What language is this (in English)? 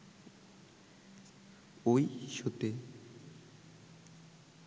Bangla